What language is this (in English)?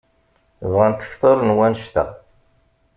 Kabyle